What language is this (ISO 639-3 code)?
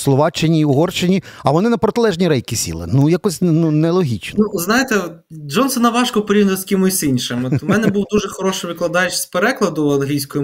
ukr